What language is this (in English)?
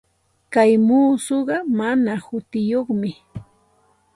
Santa Ana de Tusi Pasco Quechua